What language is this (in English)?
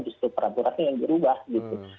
Indonesian